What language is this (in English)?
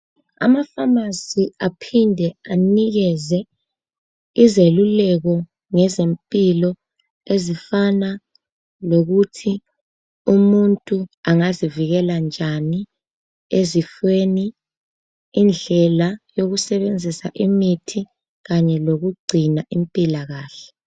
North Ndebele